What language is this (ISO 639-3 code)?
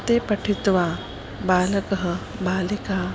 san